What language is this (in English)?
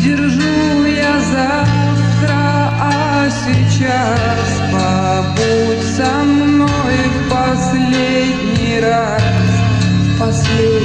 Spanish